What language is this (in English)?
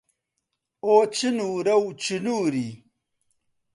Central Kurdish